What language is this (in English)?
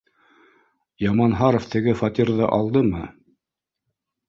Bashkir